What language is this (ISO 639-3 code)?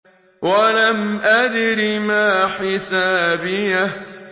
ara